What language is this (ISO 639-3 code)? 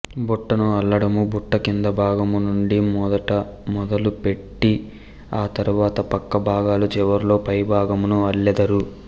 tel